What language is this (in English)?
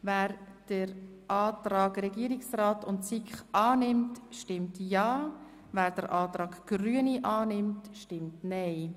Swiss German